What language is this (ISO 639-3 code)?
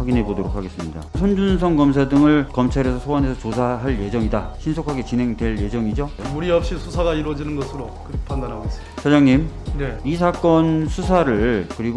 kor